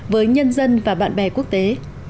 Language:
Vietnamese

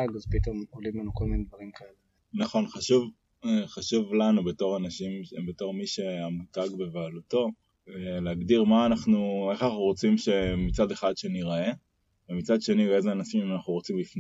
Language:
Hebrew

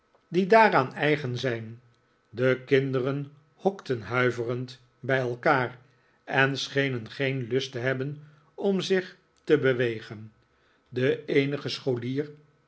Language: Dutch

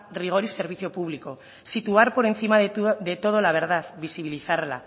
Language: Spanish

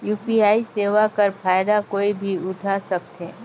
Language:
Chhattisgarhi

